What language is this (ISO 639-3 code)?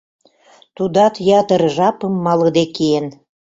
chm